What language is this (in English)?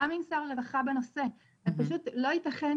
Hebrew